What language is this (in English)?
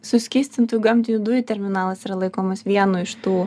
Lithuanian